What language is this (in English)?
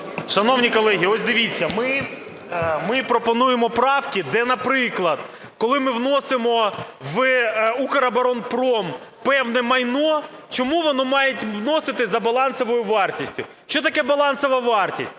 Ukrainian